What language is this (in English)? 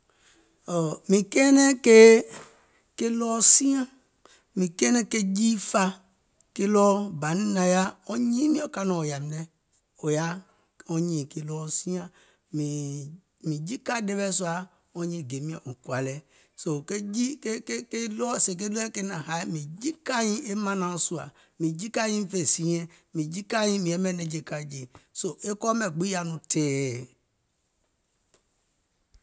Gola